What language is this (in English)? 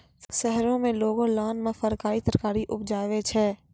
Maithili